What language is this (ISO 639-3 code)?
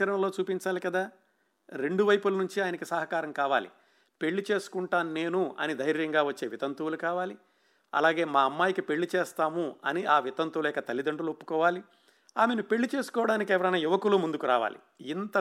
tel